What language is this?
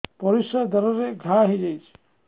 Odia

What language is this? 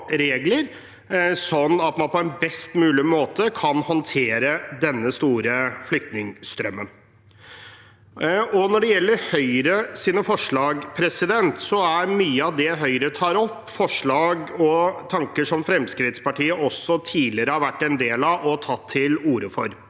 Norwegian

